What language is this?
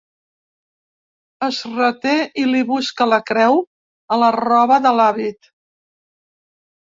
Catalan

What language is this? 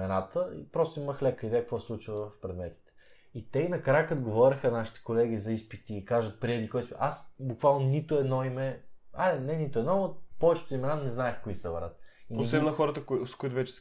Bulgarian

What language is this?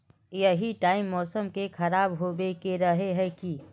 Magahi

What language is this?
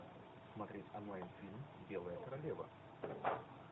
Russian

